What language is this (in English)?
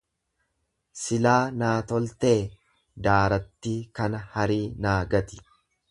Oromo